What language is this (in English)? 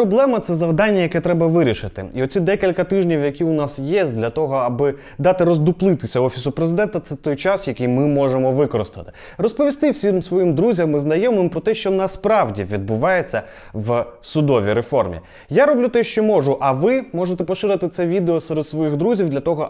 Ukrainian